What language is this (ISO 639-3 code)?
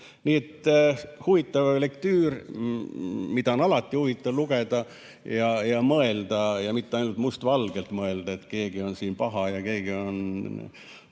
est